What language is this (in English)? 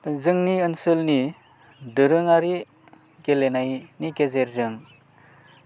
Bodo